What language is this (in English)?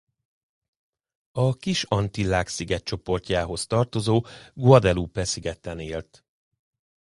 Hungarian